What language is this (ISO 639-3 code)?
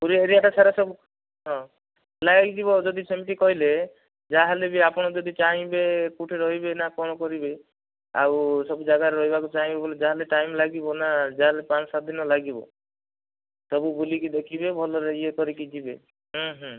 ori